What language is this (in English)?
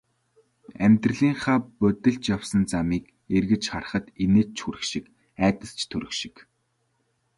Mongolian